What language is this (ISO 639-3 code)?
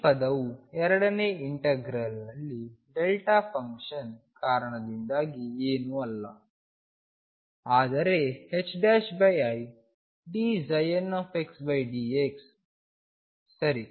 kan